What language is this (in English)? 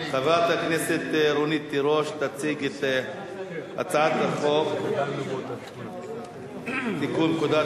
Hebrew